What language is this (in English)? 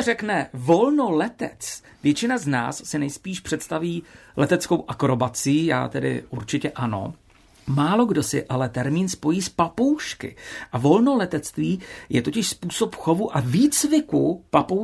Czech